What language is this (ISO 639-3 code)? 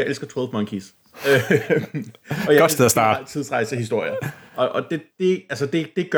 dan